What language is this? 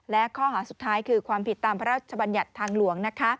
Thai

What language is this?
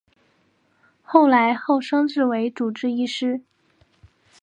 Chinese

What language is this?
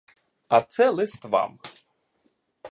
Ukrainian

